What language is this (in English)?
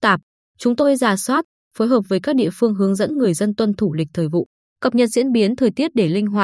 Vietnamese